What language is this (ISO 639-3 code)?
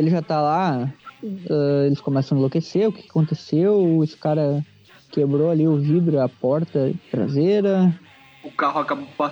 por